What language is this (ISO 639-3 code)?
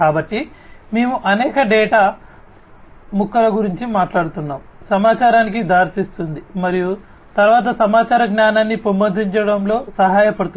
tel